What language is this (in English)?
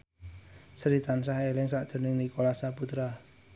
Javanese